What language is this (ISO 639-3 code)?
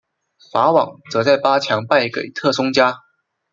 zho